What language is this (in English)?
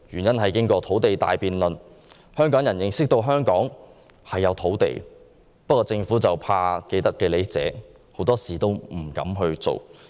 Cantonese